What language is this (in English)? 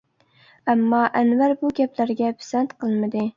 Uyghur